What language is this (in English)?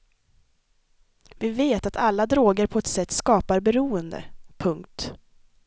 Swedish